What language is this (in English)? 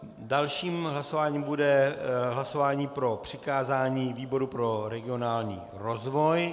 Czech